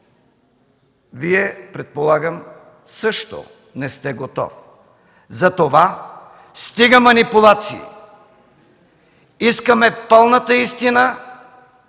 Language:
Bulgarian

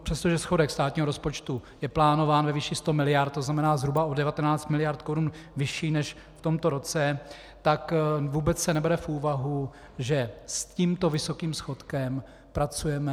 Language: Czech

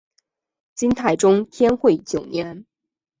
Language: Chinese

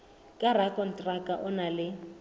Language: Southern Sotho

